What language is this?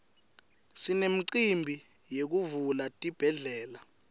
Swati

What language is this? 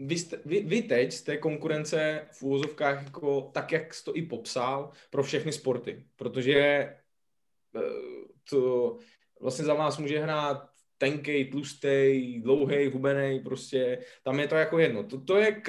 Czech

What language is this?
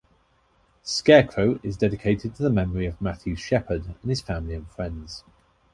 English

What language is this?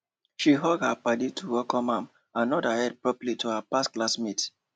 Nigerian Pidgin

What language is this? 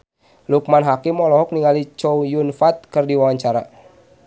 Sundanese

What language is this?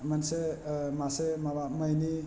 Bodo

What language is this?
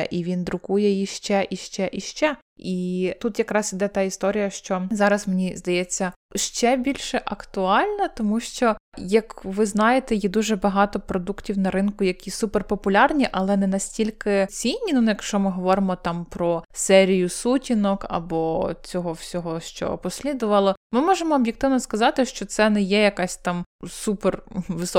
Ukrainian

